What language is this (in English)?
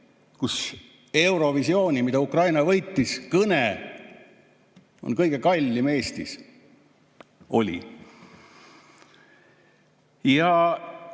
Estonian